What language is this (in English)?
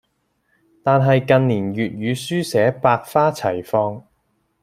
Cantonese